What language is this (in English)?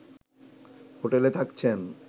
Bangla